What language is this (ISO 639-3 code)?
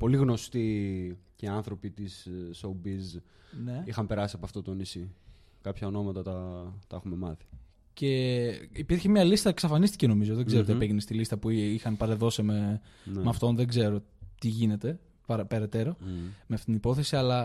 ell